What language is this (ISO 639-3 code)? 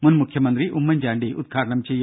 mal